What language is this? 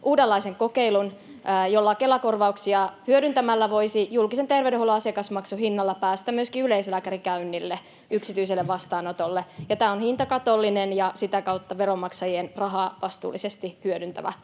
Finnish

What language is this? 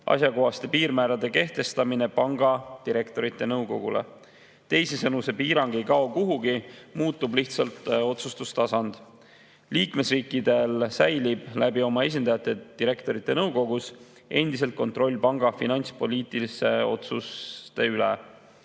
Estonian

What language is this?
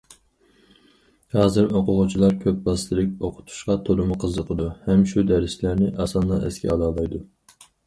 Uyghur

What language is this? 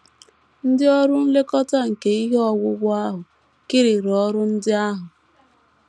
Igbo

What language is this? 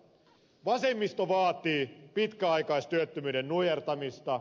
Finnish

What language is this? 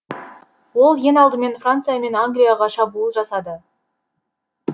Kazakh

